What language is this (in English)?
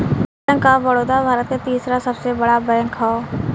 Bhojpuri